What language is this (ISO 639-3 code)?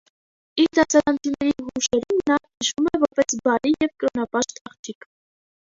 hye